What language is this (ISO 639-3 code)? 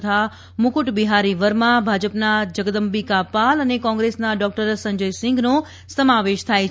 guj